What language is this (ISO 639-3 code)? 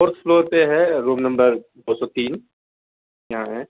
urd